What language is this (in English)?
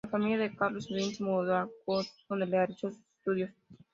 Spanish